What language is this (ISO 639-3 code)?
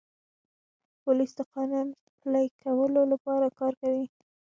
pus